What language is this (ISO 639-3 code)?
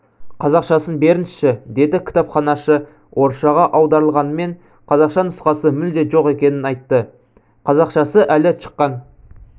kaz